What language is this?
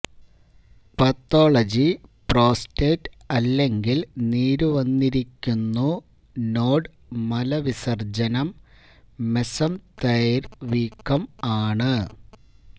Malayalam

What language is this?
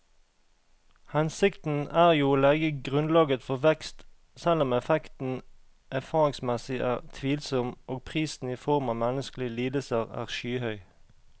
Norwegian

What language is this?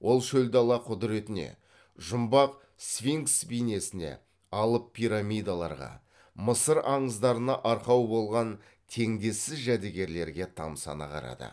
Kazakh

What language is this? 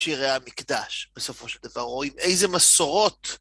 Hebrew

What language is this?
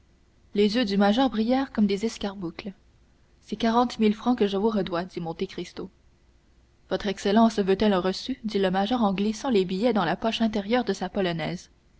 French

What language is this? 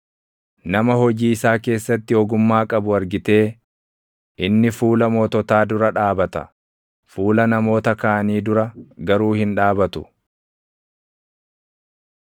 Oromo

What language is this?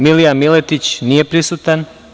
Serbian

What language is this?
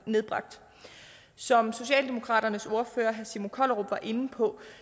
Danish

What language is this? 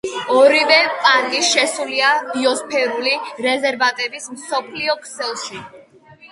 Georgian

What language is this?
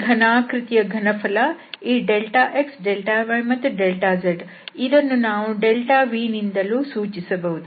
Kannada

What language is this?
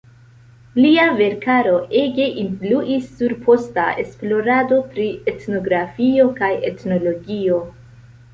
Esperanto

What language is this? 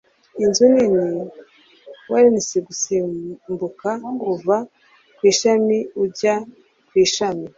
Kinyarwanda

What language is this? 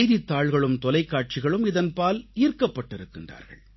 Tamil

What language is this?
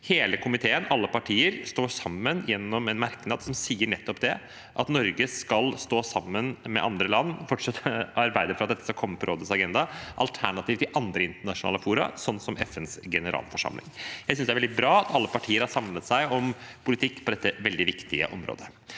Norwegian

